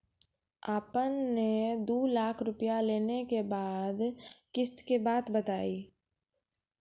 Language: Maithili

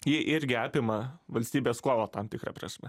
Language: Lithuanian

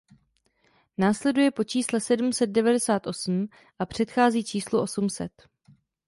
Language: Czech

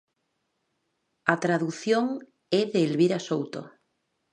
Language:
Galician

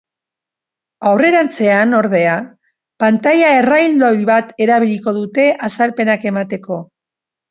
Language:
Basque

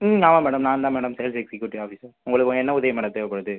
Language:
Tamil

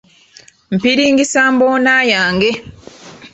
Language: Ganda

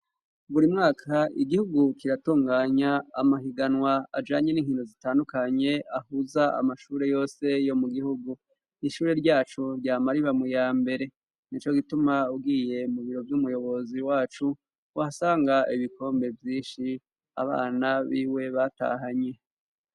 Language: Rundi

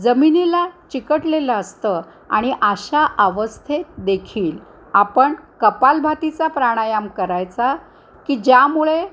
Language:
Marathi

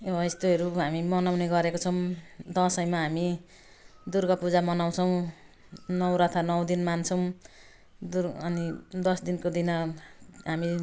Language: Nepali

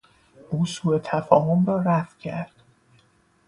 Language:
Persian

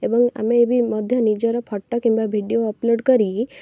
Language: Odia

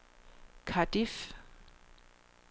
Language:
Danish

